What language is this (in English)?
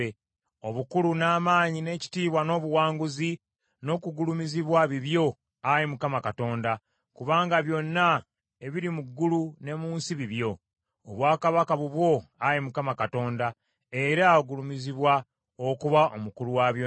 Ganda